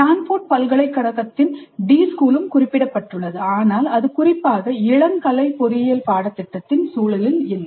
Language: Tamil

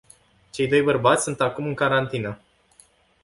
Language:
Romanian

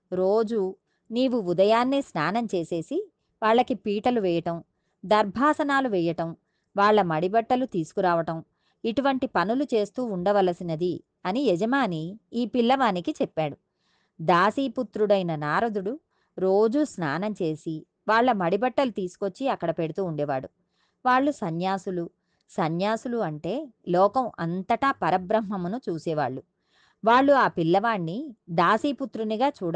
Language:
Telugu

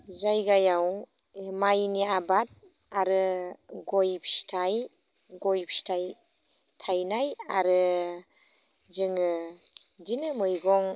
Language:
Bodo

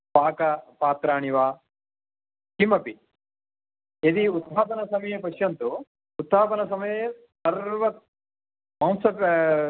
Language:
Sanskrit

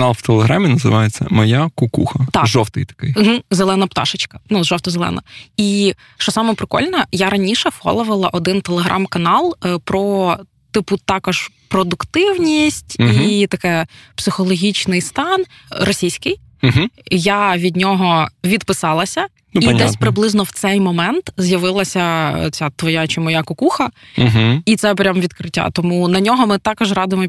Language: Ukrainian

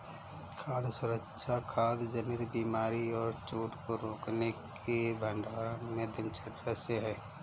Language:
Hindi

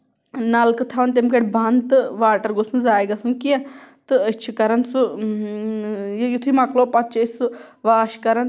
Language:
Kashmiri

